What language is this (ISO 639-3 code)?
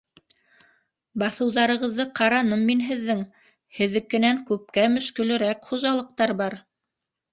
bak